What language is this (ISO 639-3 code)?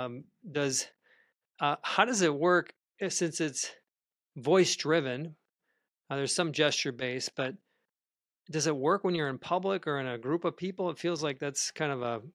eng